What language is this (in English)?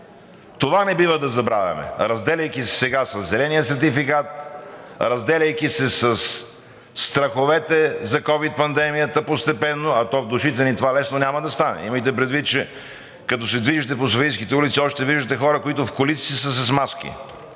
Bulgarian